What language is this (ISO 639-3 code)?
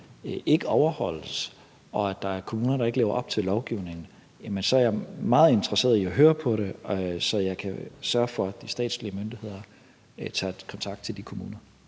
dan